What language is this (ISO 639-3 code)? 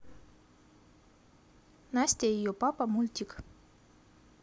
rus